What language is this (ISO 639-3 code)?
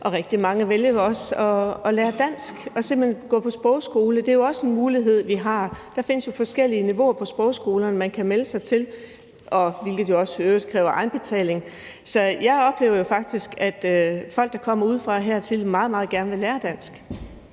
dan